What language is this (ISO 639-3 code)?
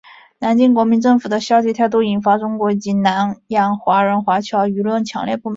zho